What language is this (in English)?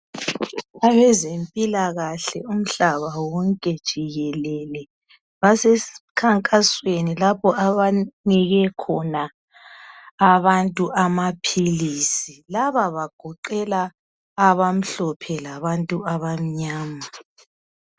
North Ndebele